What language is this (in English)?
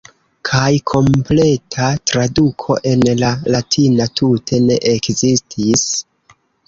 Esperanto